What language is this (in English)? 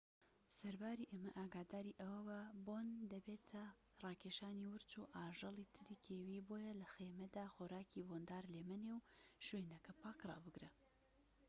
Central Kurdish